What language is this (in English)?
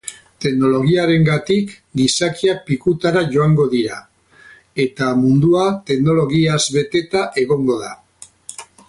Basque